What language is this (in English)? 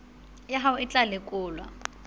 Southern Sotho